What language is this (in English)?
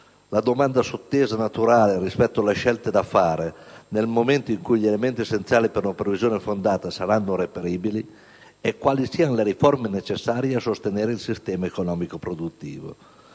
Italian